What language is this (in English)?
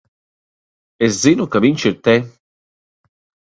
Latvian